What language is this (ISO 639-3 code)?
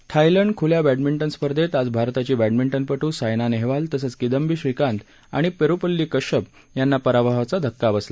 mar